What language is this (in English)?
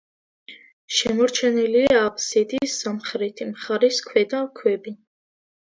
Georgian